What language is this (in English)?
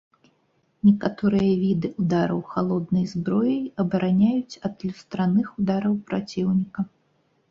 Belarusian